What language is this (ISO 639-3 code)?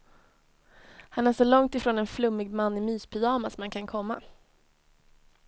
swe